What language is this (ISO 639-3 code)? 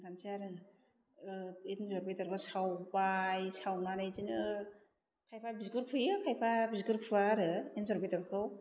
brx